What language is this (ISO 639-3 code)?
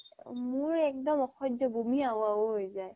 asm